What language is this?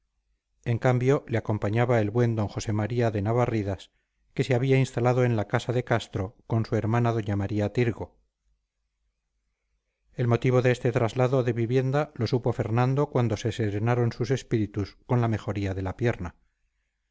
Spanish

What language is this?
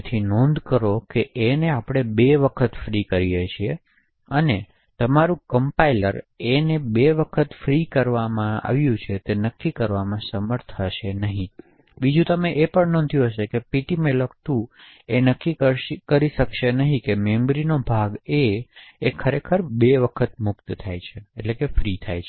Gujarati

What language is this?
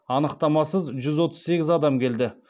Kazakh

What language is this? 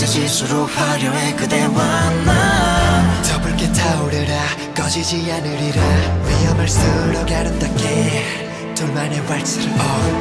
Korean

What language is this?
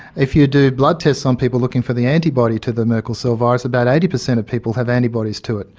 English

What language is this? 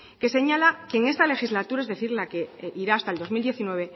Spanish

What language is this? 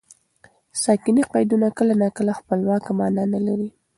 Pashto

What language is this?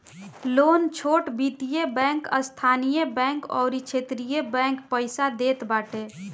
Bhojpuri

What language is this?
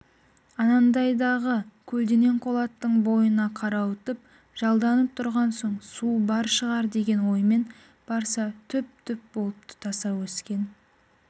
Kazakh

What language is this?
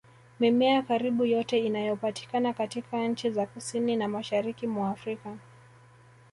Swahili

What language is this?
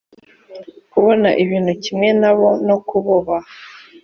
Kinyarwanda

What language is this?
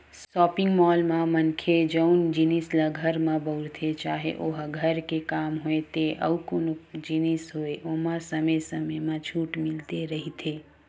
Chhattisgarhi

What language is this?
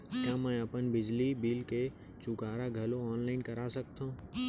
Chhattisgarhi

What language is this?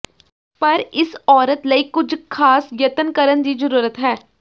Punjabi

